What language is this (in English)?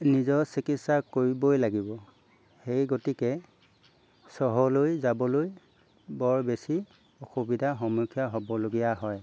Assamese